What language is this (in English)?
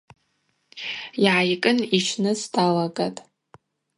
Abaza